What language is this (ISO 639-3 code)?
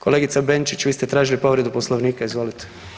hrv